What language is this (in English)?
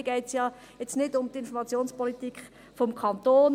Swiss German